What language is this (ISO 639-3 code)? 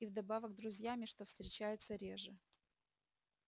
rus